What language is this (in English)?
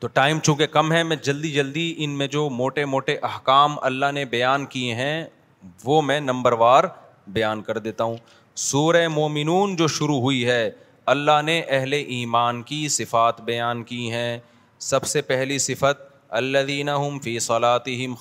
Urdu